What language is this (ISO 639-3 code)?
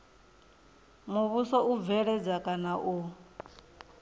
ven